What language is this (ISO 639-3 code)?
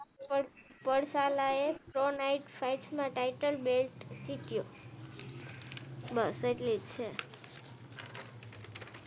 guj